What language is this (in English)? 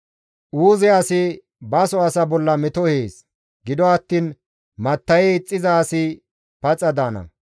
Gamo